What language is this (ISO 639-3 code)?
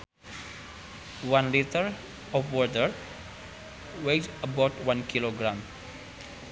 sun